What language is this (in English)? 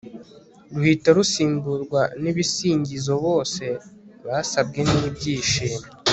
Kinyarwanda